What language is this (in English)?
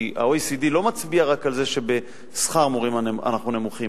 Hebrew